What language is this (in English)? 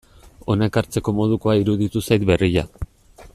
Basque